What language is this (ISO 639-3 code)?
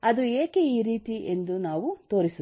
kan